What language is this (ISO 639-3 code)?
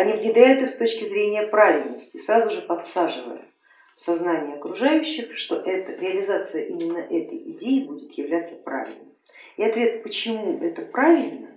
rus